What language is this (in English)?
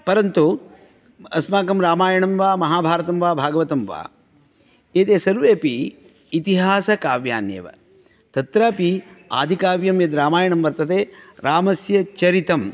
Sanskrit